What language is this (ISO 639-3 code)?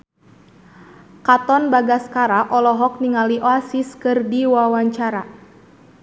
sun